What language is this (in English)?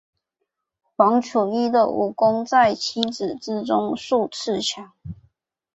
Chinese